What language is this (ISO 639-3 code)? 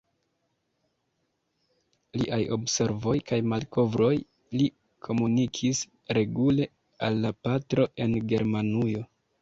epo